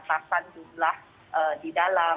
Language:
Indonesian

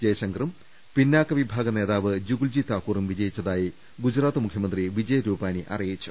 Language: Malayalam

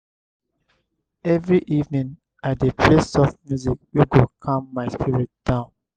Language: Nigerian Pidgin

